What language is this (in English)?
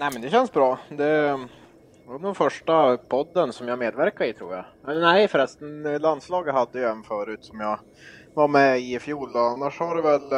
Swedish